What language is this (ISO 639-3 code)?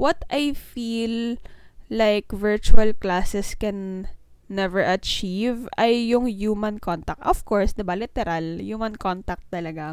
fil